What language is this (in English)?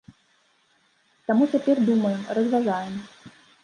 Belarusian